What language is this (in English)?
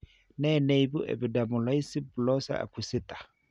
Kalenjin